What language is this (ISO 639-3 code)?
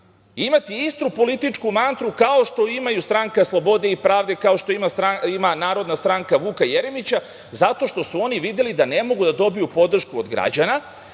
srp